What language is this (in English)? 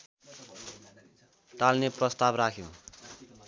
Nepali